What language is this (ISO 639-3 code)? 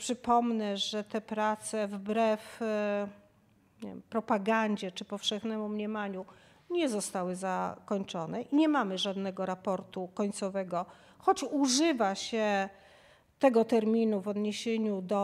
pol